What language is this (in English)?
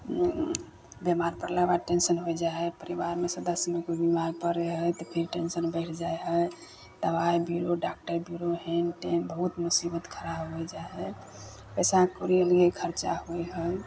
Maithili